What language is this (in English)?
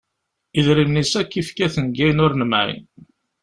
Kabyle